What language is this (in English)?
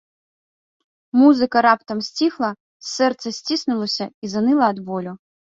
Belarusian